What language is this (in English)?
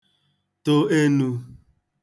Igbo